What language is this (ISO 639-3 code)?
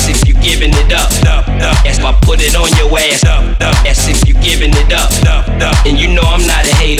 eng